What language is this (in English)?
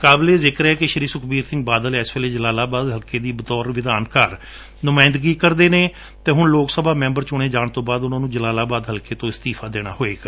Punjabi